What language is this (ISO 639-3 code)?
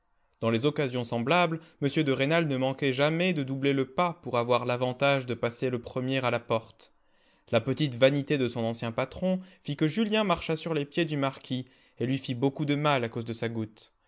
fra